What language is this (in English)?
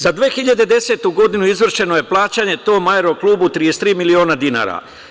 Serbian